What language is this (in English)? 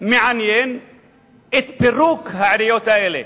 Hebrew